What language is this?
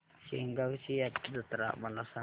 Marathi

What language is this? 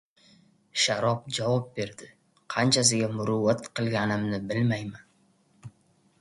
Uzbek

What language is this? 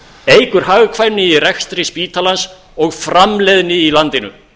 Icelandic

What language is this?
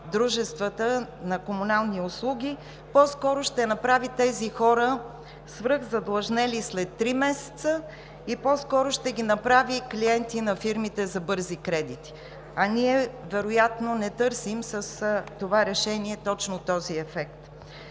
Bulgarian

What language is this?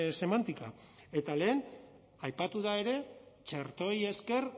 Basque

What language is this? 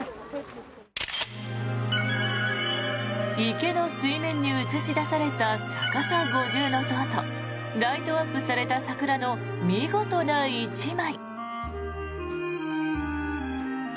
Japanese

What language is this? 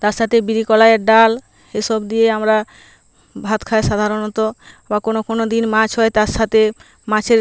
Bangla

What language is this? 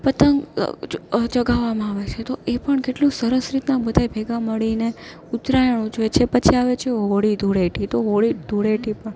Gujarati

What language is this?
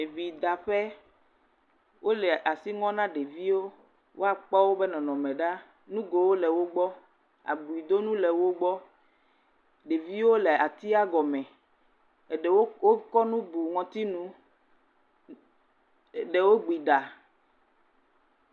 Ewe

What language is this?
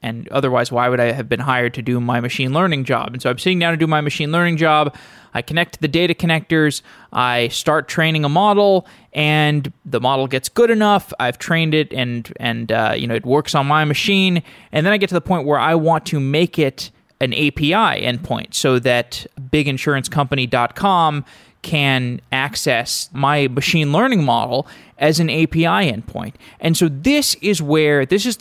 English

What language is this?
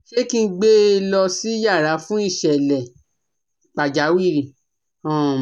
Yoruba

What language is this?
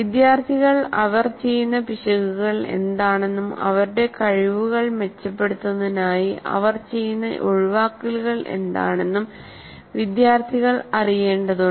Malayalam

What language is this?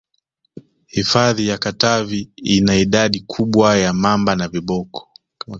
Swahili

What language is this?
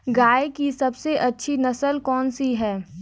Hindi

